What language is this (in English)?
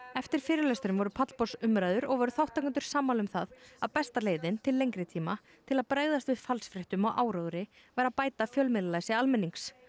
Icelandic